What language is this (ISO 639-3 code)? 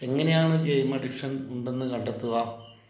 mal